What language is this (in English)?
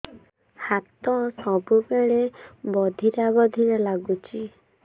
Odia